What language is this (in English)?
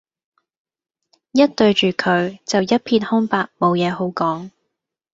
Cantonese